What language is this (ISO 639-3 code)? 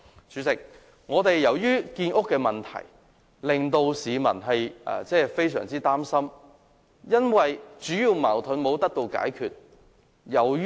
yue